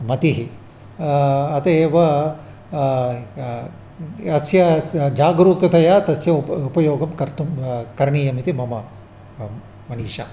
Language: Sanskrit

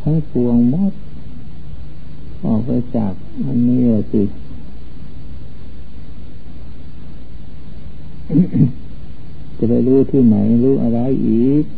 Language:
Thai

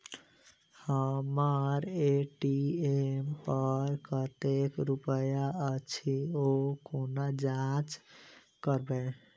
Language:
Maithili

